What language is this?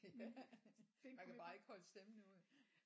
Danish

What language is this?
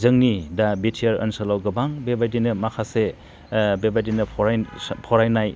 Bodo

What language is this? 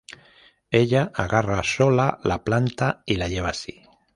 Spanish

